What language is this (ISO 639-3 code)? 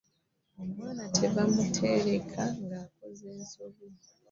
lug